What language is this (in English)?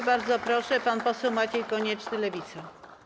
Polish